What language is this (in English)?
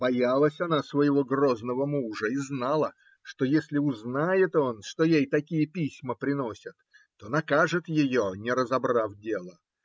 Russian